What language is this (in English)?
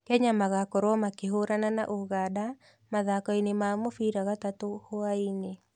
Kikuyu